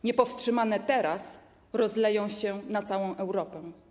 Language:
Polish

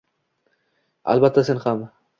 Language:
Uzbek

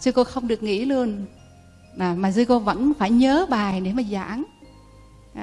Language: Vietnamese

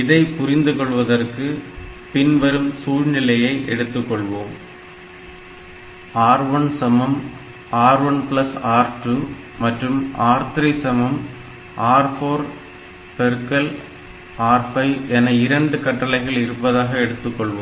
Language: Tamil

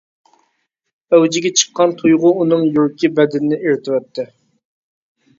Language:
Uyghur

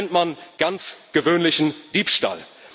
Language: German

